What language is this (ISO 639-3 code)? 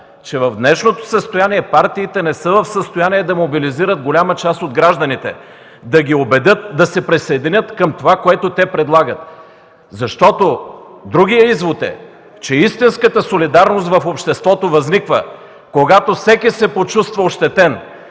bul